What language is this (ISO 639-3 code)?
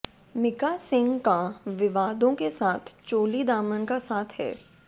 hin